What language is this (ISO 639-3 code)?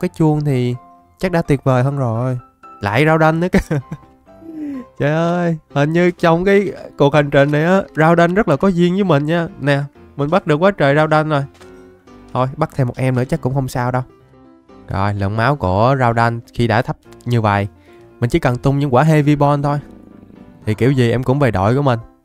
vie